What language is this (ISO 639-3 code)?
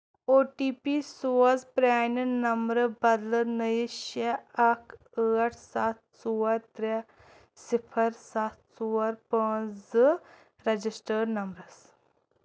kas